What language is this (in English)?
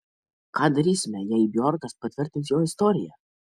Lithuanian